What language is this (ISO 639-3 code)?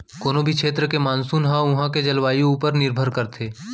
hne